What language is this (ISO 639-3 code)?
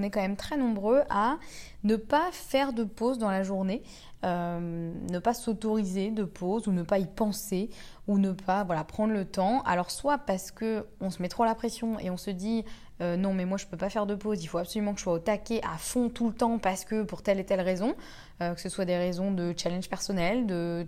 fra